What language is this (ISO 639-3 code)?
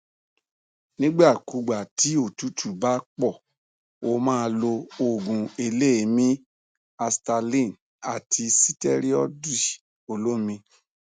yor